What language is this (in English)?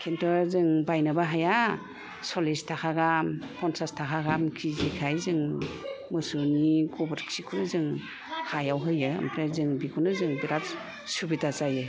Bodo